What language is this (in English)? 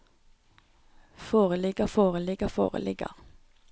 Norwegian